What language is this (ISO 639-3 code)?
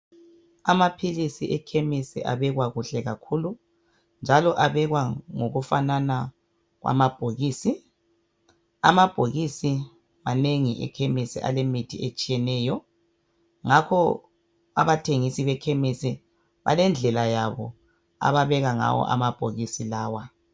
nde